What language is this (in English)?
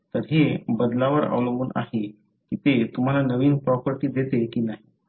Marathi